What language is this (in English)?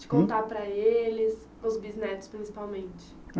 Portuguese